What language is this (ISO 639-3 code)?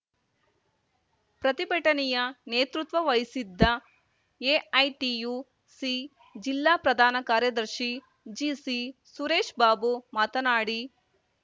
kan